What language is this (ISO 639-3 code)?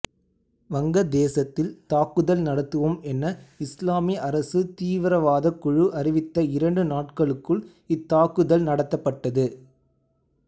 tam